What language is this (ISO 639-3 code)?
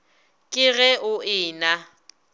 nso